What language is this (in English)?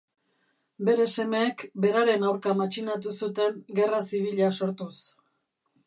Basque